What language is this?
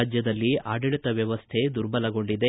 Kannada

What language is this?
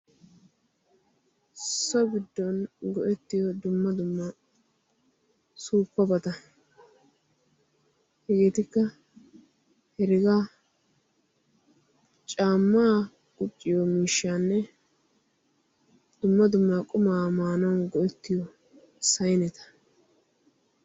Wolaytta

